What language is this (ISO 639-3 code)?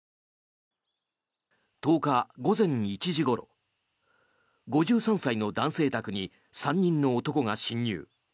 jpn